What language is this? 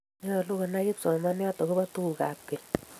Kalenjin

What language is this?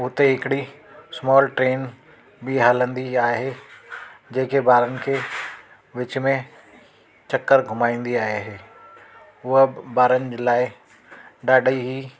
Sindhi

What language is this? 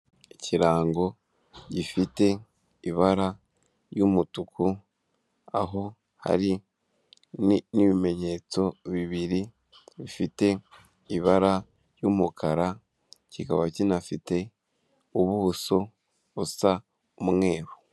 Kinyarwanda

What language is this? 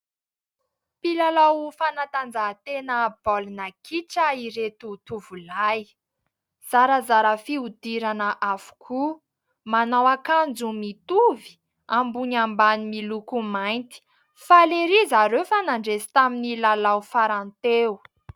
Malagasy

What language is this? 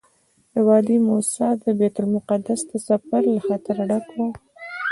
Pashto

